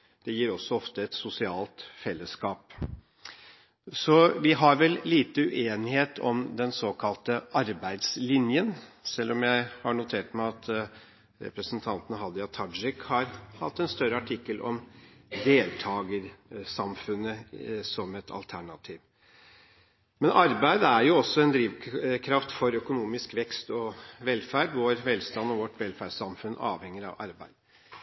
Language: Norwegian Bokmål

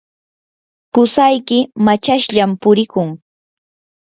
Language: Yanahuanca Pasco Quechua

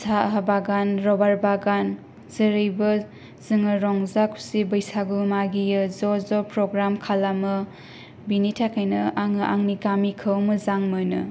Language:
Bodo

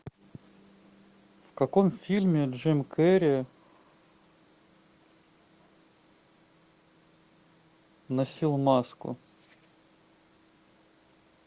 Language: Russian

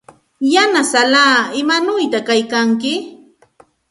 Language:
Santa Ana de Tusi Pasco Quechua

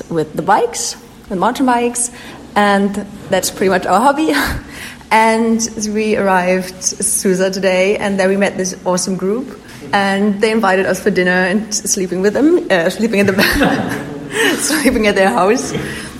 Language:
Italian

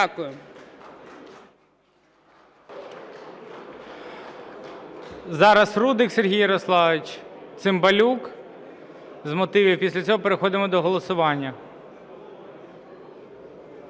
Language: Ukrainian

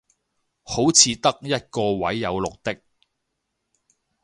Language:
Cantonese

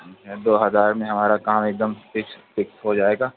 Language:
Urdu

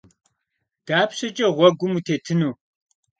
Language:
Kabardian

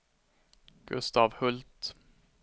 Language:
Swedish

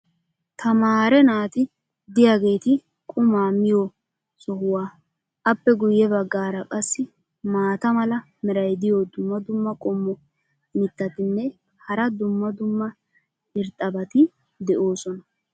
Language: Wolaytta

